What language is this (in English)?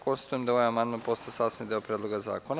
Serbian